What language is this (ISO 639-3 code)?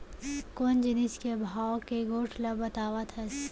hne